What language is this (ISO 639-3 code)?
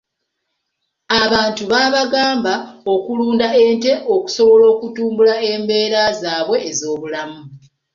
lug